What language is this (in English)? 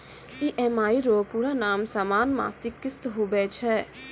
Maithili